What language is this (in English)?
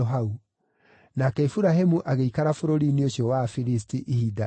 Kikuyu